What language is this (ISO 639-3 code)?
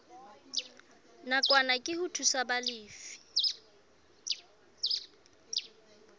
sot